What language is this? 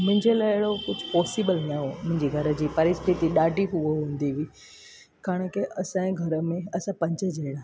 Sindhi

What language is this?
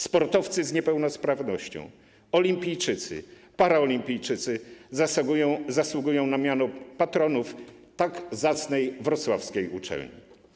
Polish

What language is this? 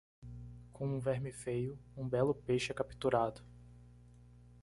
Portuguese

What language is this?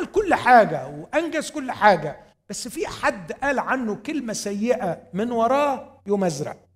Arabic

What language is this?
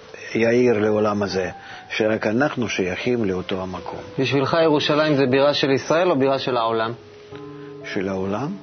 Hebrew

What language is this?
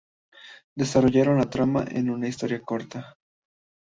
Spanish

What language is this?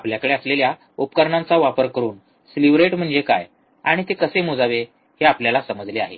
Marathi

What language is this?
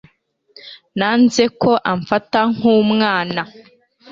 Kinyarwanda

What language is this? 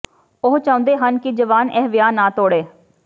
Punjabi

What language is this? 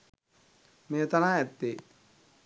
Sinhala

